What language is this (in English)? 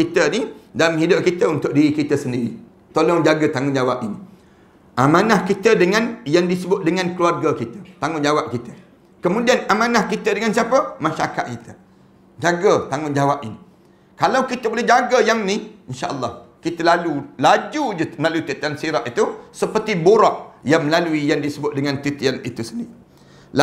Malay